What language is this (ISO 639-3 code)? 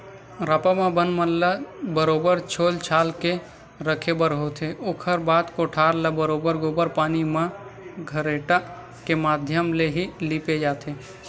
hne